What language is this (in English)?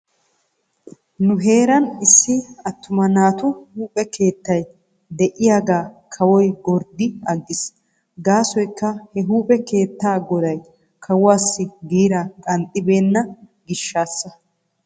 Wolaytta